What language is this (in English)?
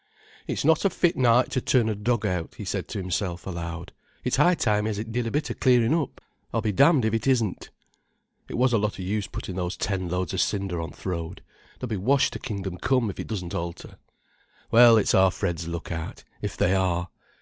English